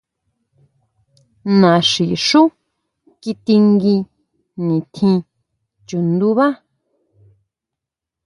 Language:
Huautla Mazatec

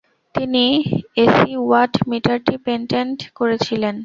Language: Bangla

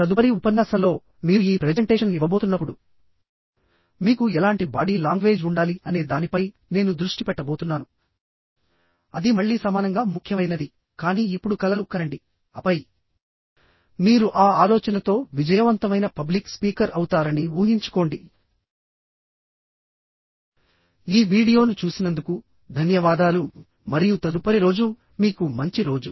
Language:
Telugu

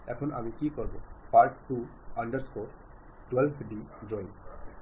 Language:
Bangla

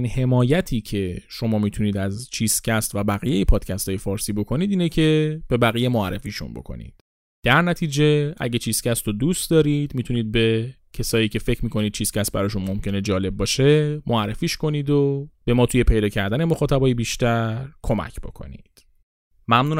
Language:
Persian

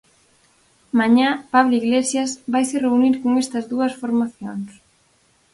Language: Galician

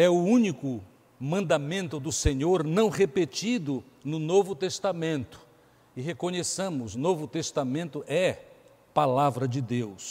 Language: Portuguese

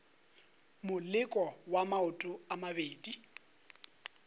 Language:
Northern Sotho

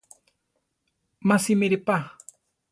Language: Central Tarahumara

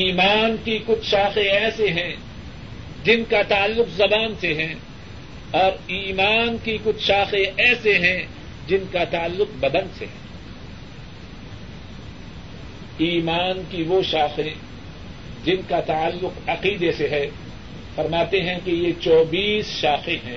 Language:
Urdu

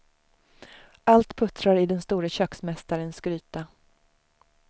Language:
Swedish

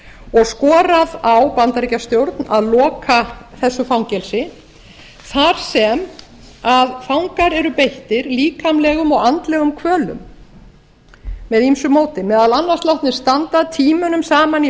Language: Icelandic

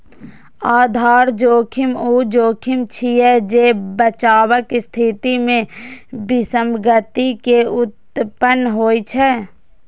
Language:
Maithili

